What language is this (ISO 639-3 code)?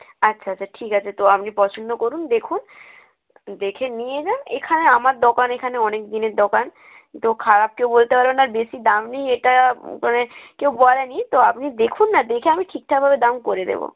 ben